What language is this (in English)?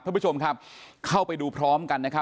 Thai